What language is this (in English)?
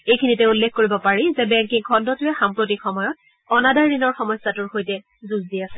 Assamese